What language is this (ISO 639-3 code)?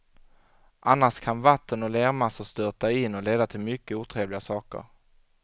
swe